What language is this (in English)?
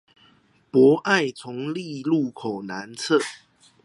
Chinese